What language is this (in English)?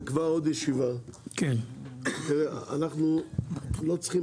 Hebrew